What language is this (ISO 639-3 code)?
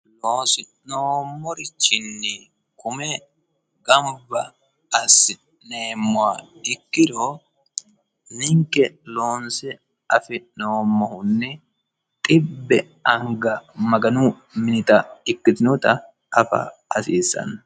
sid